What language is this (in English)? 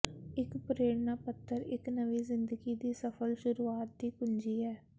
Punjabi